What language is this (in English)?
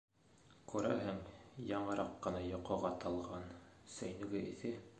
Bashkir